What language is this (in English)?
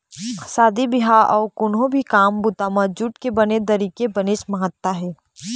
Chhattisgarhi